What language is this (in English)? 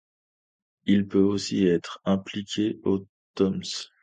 French